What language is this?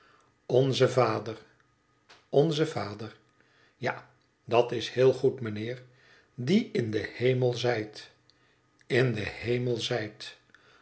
Dutch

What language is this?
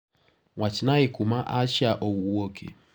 Luo (Kenya and Tanzania)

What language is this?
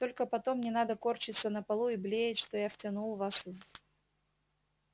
Russian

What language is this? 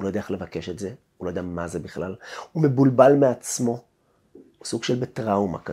Hebrew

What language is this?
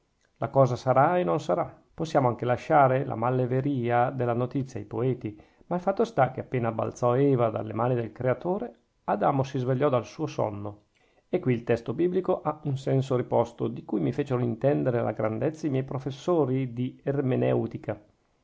Italian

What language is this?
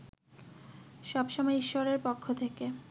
Bangla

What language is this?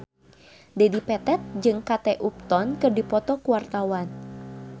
Sundanese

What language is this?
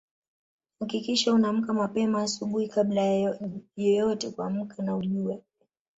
Swahili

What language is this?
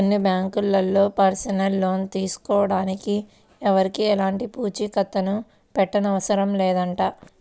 Telugu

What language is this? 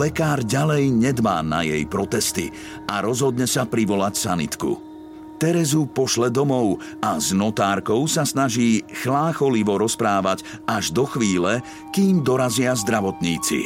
Slovak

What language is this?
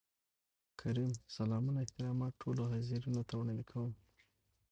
Pashto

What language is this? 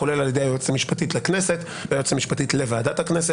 Hebrew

